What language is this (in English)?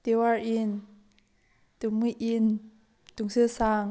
Manipuri